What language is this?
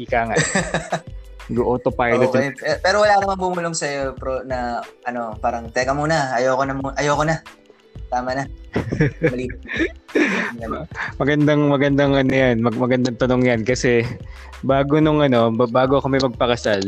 Filipino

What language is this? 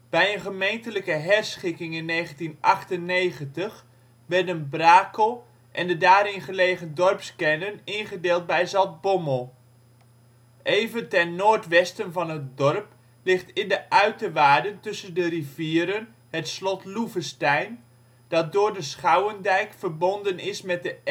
Dutch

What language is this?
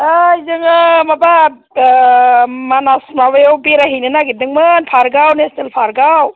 Bodo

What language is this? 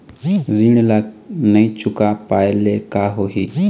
Chhattisgarhi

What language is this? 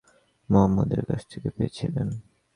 Bangla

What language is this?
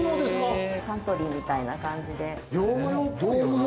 Japanese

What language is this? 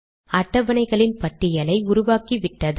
Tamil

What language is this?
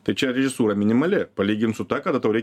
Lithuanian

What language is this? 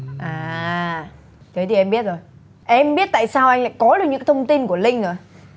Vietnamese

